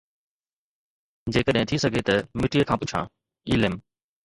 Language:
Sindhi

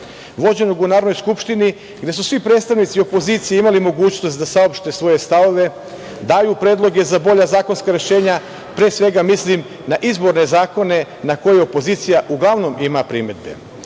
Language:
Serbian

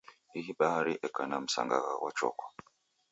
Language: Taita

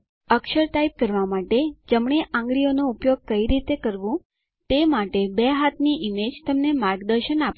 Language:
Gujarati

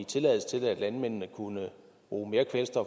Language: Danish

